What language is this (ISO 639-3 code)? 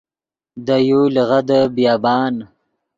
ydg